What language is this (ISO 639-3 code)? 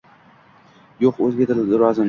uzb